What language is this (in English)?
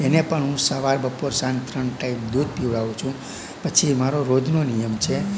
Gujarati